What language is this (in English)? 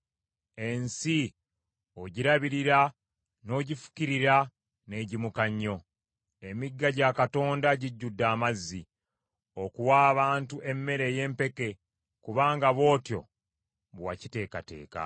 Ganda